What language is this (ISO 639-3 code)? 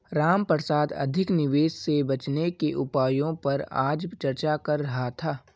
hin